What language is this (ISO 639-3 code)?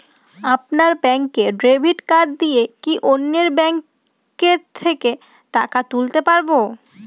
ben